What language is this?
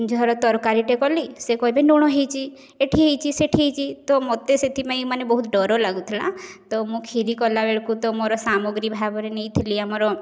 Odia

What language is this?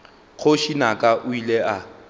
Northern Sotho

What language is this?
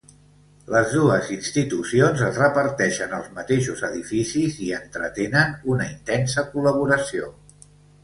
Catalan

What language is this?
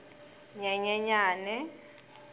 Tsonga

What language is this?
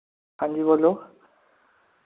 Dogri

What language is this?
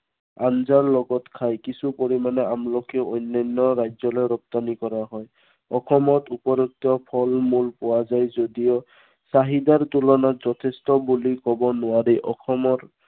Assamese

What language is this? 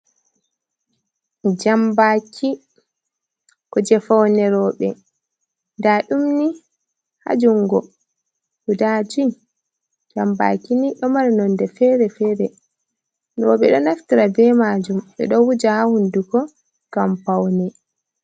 Fula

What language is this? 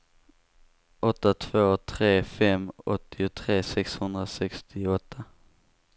Swedish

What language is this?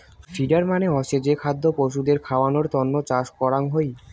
Bangla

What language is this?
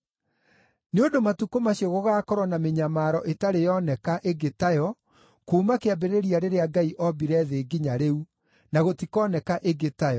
Kikuyu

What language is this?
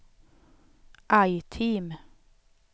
Swedish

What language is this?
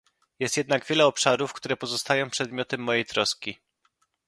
Polish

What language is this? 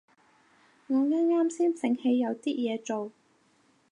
Cantonese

